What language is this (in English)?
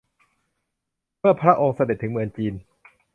Thai